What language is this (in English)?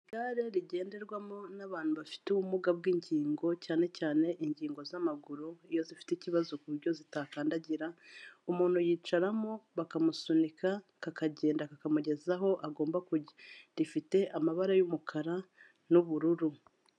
Kinyarwanda